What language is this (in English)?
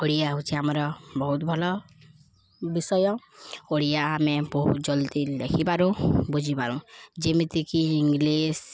Odia